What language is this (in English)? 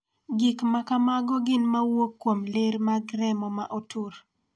Luo (Kenya and Tanzania)